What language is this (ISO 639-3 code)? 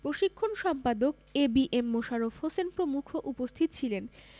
ben